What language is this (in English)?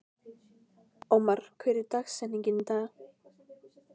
Icelandic